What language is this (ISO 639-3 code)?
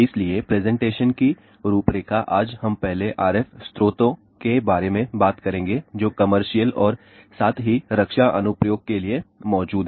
hin